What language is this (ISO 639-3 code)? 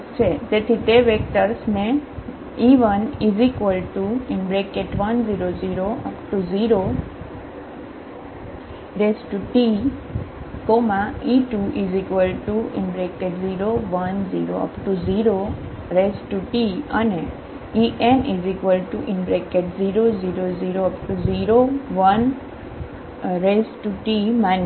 guj